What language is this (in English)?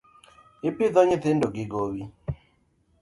Luo (Kenya and Tanzania)